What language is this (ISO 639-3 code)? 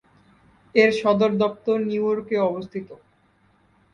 ben